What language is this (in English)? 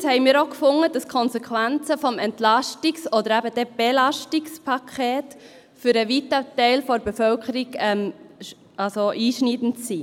Swiss German